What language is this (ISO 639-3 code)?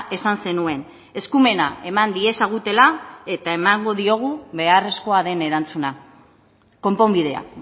eus